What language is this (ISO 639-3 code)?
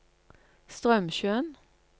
nor